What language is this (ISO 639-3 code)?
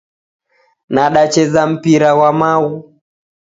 dav